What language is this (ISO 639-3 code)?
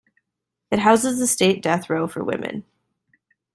eng